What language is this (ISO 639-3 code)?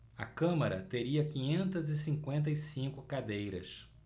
por